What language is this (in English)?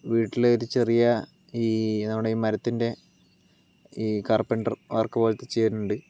Malayalam